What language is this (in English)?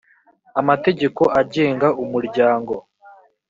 Kinyarwanda